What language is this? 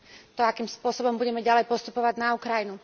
Slovak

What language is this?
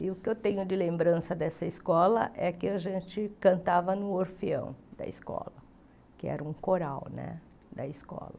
Portuguese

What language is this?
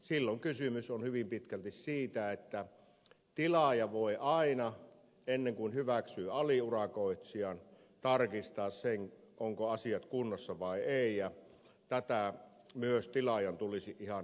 Finnish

